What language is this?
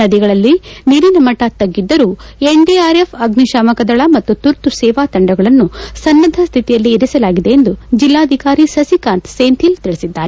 Kannada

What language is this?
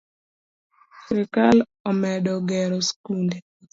Luo (Kenya and Tanzania)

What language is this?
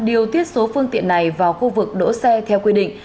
Vietnamese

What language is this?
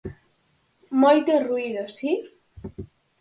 Galician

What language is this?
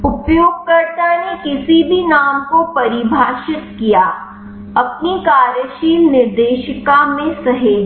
Hindi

